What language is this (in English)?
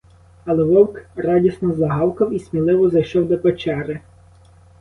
Ukrainian